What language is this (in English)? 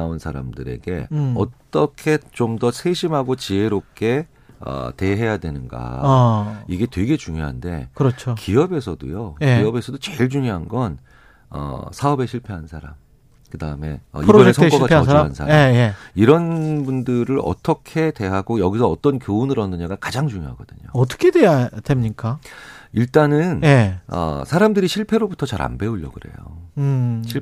Korean